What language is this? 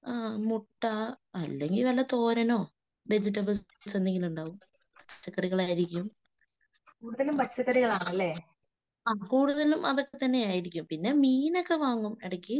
Malayalam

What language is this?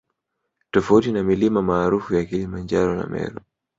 Swahili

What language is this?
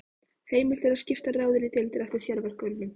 Icelandic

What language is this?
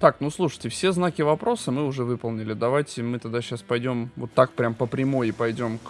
Russian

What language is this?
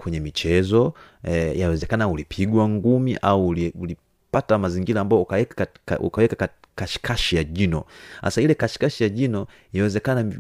Swahili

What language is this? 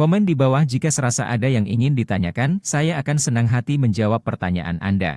Indonesian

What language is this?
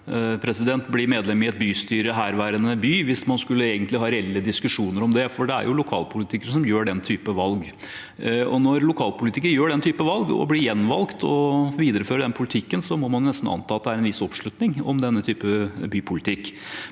Norwegian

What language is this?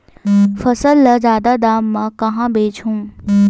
Chhattisgarhi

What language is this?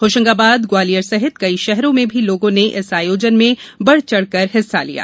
Hindi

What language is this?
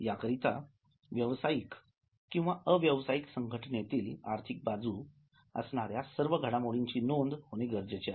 Marathi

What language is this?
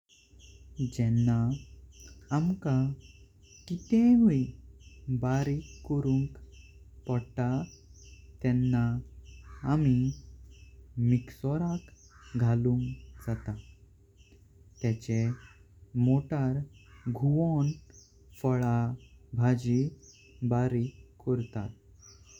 Konkani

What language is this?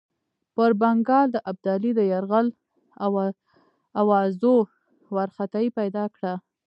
Pashto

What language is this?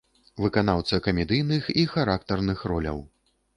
Belarusian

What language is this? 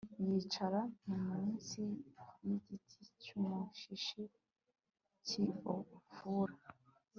Kinyarwanda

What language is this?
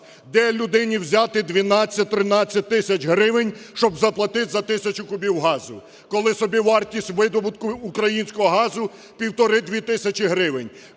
Ukrainian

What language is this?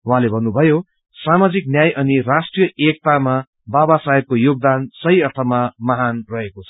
Nepali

